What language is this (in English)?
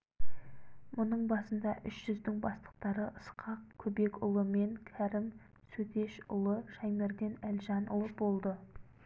Kazakh